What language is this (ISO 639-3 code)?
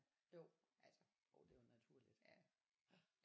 dan